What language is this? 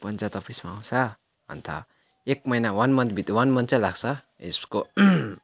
Nepali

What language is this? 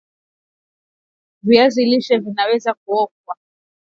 Swahili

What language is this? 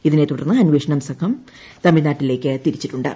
Malayalam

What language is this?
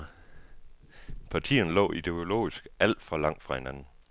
Danish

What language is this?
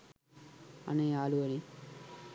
Sinhala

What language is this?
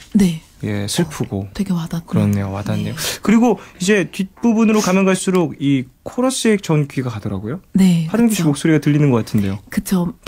Korean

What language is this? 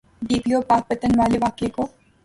Urdu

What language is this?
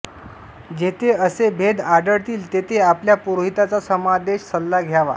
Marathi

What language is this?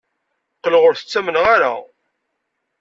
Kabyle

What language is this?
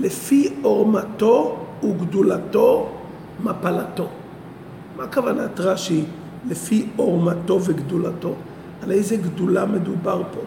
Hebrew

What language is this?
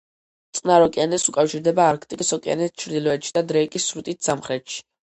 Georgian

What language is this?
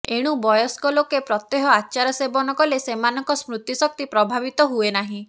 Odia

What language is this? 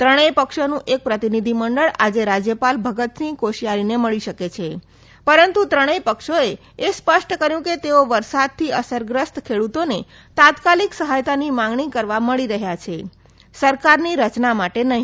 Gujarati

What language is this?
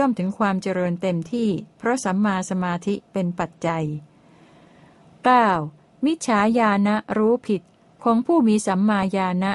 Thai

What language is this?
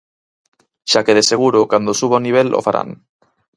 Galician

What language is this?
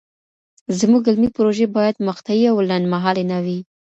Pashto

